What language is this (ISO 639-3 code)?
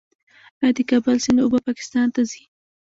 pus